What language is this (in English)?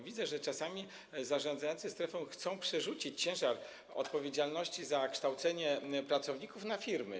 Polish